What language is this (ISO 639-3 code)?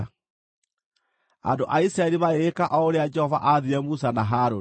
kik